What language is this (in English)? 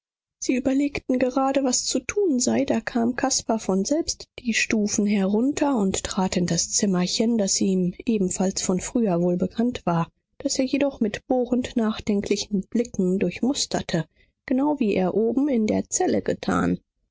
German